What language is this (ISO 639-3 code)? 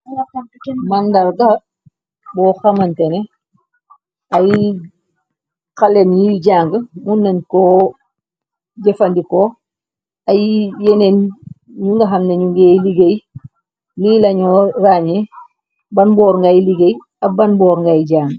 wol